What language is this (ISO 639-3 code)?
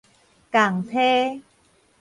nan